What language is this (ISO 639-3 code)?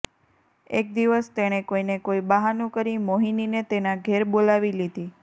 guj